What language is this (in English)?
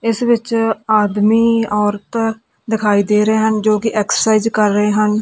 Punjabi